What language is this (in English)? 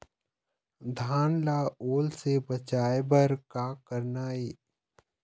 Chhattisgarhi